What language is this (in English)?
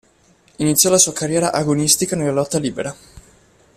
Italian